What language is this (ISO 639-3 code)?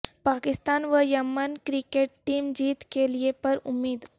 urd